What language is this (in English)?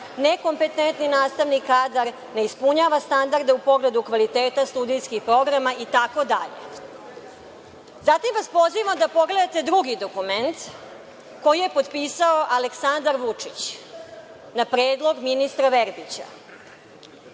Serbian